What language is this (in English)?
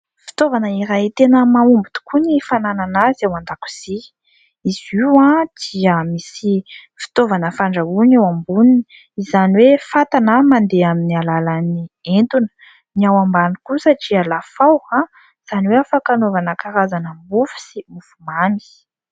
Malagasy